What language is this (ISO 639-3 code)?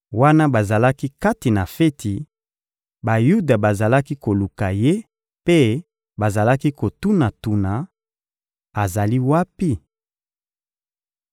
lin